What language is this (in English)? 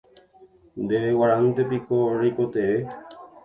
Guarani